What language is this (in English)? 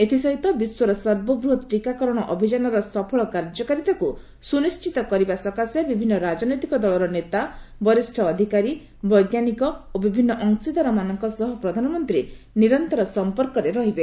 Odia